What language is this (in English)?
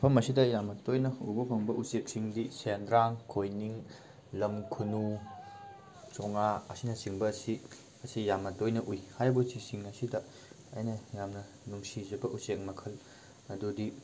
Manipuri